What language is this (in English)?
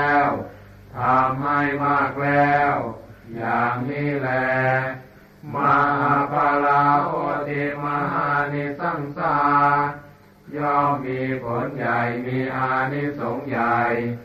Thai